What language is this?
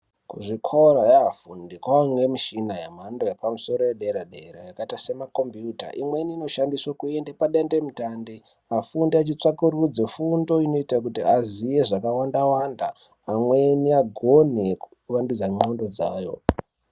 Ndau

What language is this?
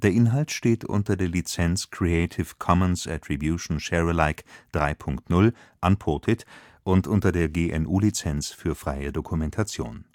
German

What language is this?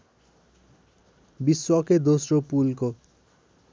Nepali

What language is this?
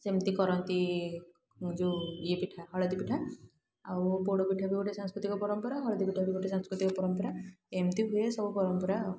Odia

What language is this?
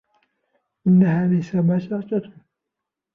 Arabic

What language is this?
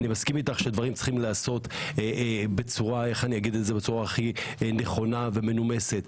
Hebrew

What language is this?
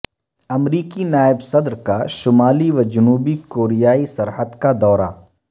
Urdu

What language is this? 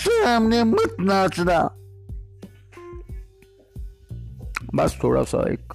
Hindi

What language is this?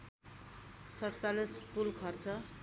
Nepali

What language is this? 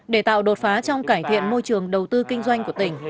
Vietnamese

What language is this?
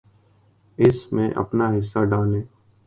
Urdu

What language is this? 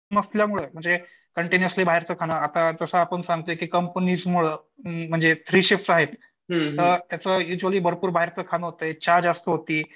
Marathi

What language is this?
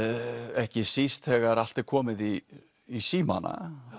Icelandic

